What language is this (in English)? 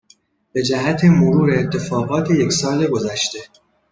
Persian